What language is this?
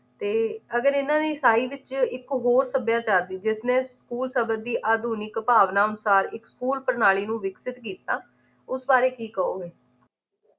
Punjabi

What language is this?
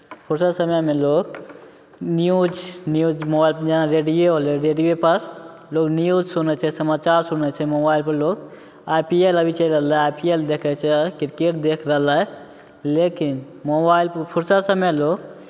Maithili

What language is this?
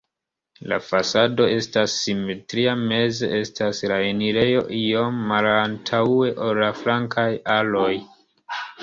Esperanto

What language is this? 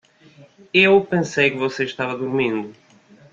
Portuguese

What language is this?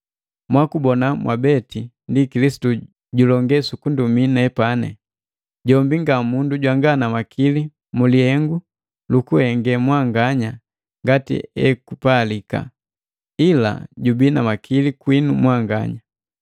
Matengo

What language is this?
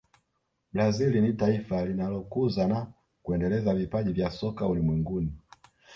Swahili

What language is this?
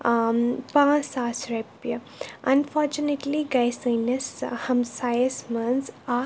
Kashmiri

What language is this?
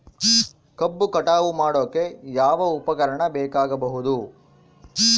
Kannada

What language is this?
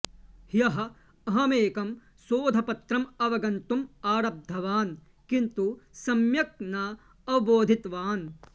Sanskrit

